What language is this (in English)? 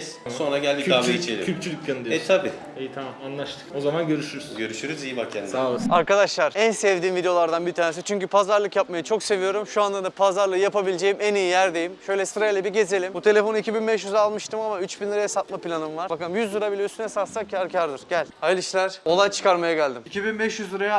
Turkish